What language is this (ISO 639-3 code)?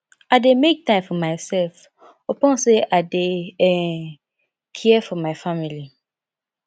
pcm